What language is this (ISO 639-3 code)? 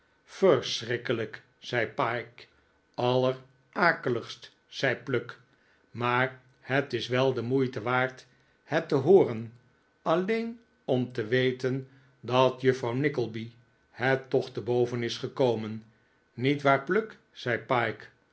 nld